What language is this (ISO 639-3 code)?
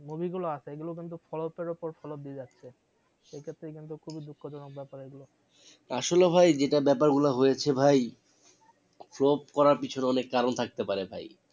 ben